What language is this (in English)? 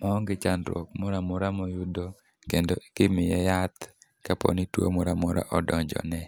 Luo (Kenya and Tanzania)